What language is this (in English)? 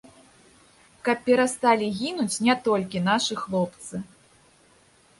Belarusian